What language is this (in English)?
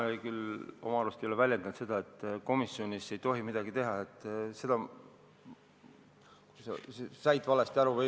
Estonian